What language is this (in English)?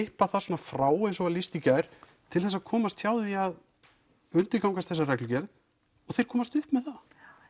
Icelandic